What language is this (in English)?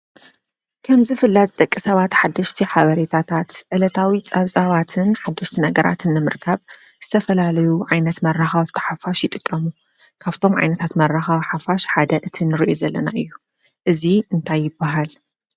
Tigrinya